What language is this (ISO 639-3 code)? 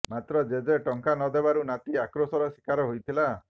ori